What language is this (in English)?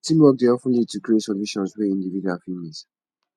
Nigerian Pidgin